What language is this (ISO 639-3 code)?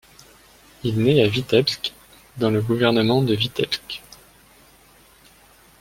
fra